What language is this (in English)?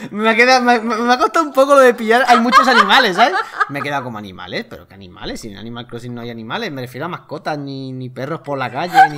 Spanish